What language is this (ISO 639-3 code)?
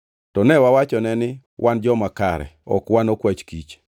luo